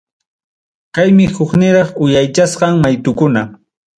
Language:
Ayacucho Quechua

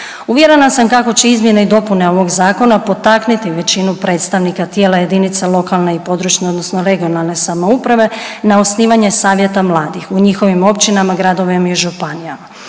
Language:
Croatian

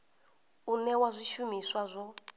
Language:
Venda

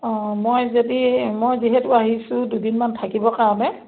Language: Assamese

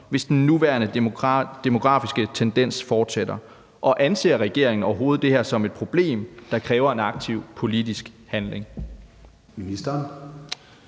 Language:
Danish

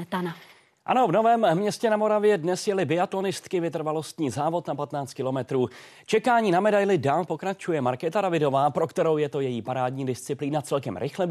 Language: Czech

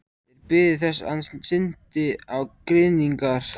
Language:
Icelandic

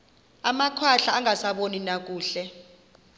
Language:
Xhosa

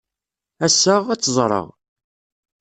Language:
Kabyle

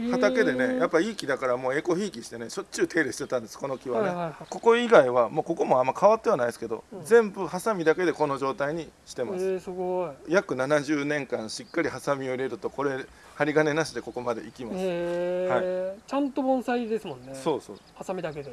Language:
Japanese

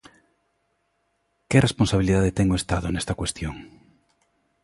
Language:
Galician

